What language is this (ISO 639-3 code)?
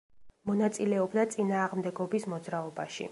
kat